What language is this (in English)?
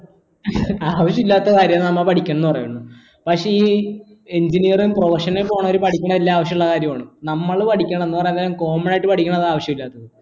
Malayalam